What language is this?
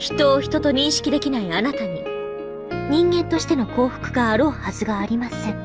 Japanese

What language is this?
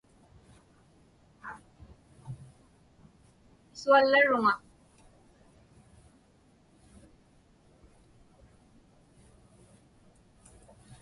Inupiaq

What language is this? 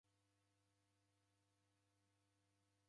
Taita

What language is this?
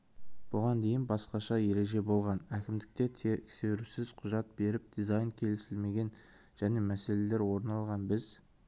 Kazakh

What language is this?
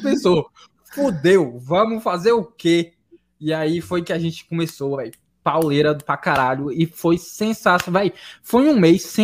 Portuguese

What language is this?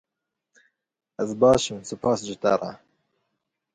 Kurdish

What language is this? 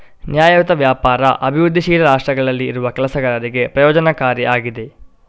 Kannada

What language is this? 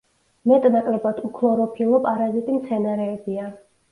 Georgian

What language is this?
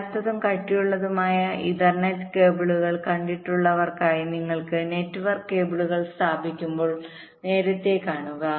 Malayalam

